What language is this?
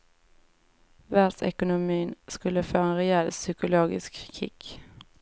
Swedish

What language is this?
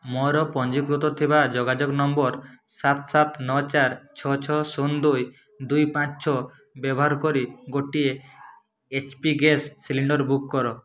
Odia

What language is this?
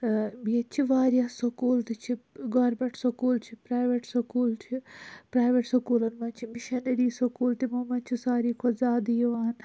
Kashmiri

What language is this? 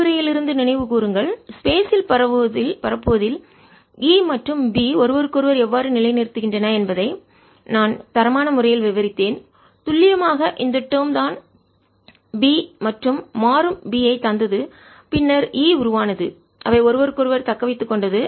Tamil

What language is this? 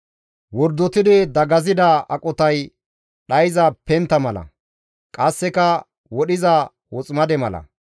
Gamo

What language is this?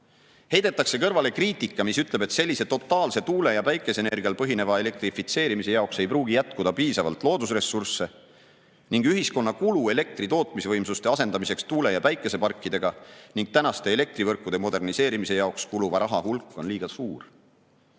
Estonian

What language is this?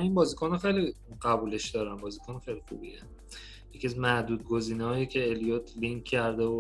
Persian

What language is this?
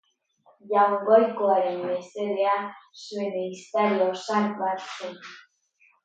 Basque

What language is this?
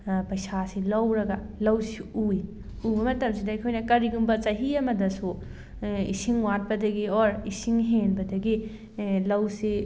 Manipuri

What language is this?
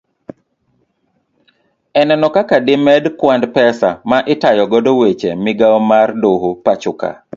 Luo (Kenya and Tanzania)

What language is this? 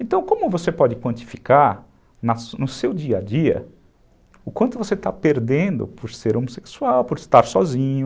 Portuguese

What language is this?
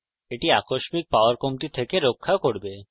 Bangla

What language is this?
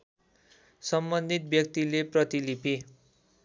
Nepali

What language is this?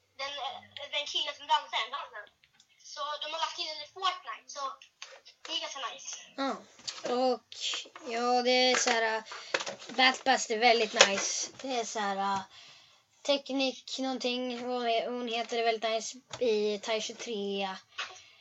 Swedish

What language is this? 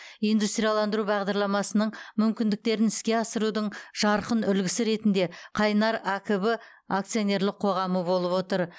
Kazakh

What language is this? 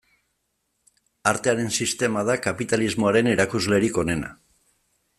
Basque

